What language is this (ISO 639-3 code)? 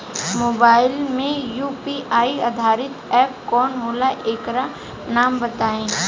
bho